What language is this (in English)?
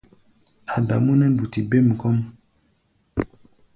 Gbaya